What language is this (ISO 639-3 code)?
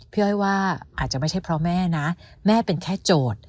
tha